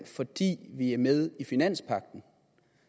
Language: Danish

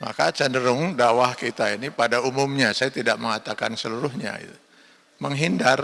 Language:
Indonesian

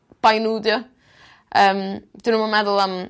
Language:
Welsh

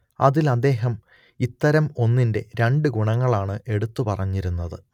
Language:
Malayalam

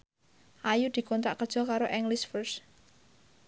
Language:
Javanese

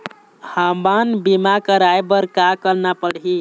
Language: Chhattisgarhi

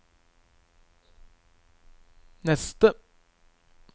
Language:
Norwegian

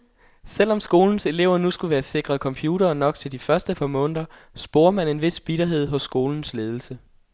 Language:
Danish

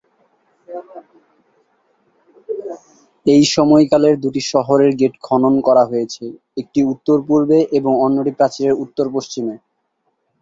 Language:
Bangla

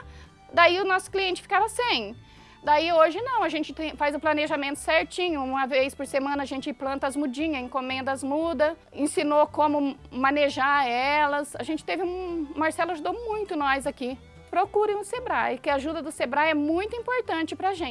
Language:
Portuguese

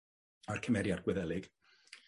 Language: Welsh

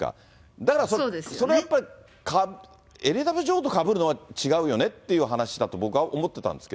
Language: Japanese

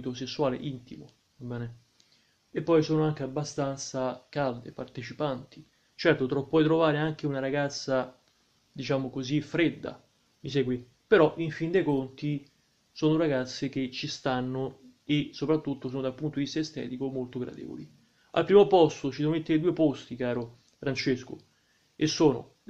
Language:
Italian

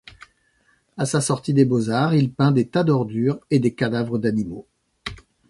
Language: French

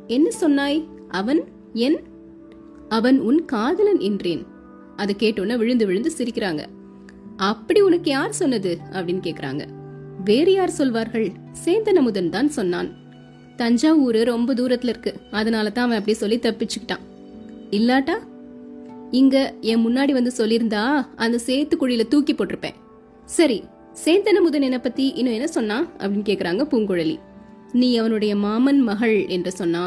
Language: Tamil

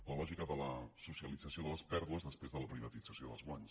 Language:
Catalan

